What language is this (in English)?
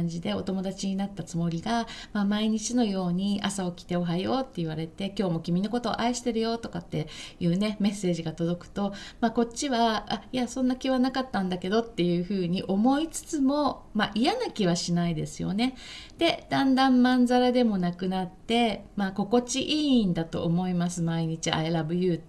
Japanese